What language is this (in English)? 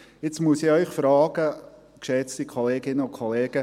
Swiss German